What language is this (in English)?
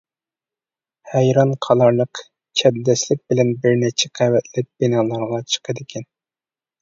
Uyghur